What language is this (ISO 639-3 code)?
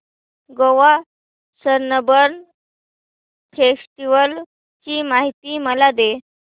mar